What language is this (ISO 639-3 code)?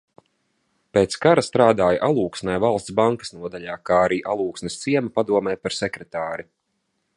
lav